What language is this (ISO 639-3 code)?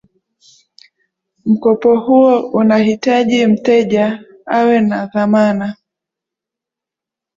swa